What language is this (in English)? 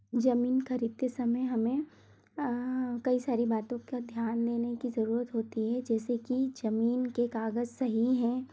Hindi